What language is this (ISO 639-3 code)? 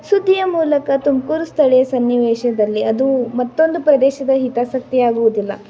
kan